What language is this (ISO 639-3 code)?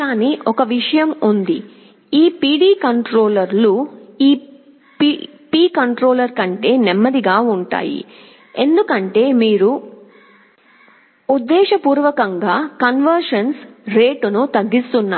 tel